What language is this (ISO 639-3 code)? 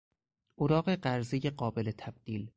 fas